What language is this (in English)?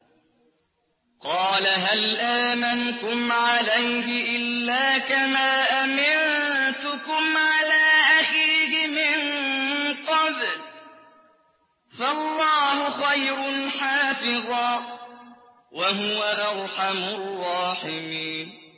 Arabic